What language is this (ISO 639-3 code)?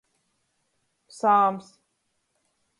ltg